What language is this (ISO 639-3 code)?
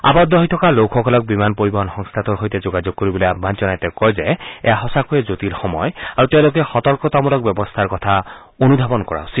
asm